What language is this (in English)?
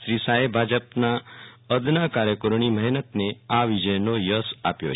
Gujarati